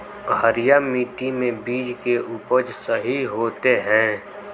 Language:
Magahi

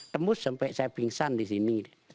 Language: Indonesian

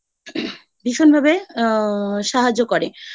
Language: Bangla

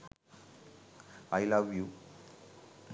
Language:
Sinhala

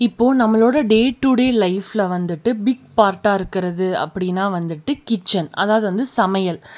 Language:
Tamil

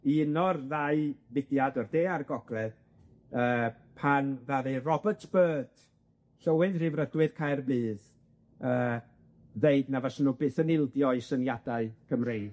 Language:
Welsh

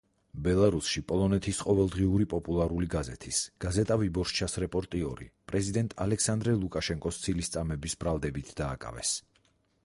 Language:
Georgian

